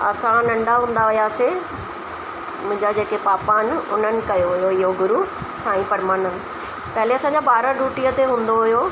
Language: Sindhi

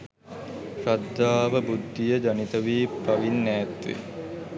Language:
Sinhala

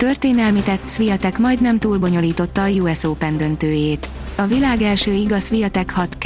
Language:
Hungarian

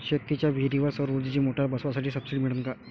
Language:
Marathi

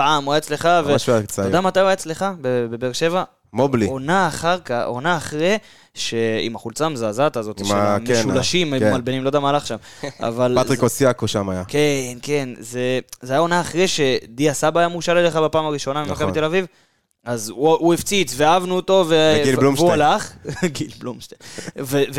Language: Hebrew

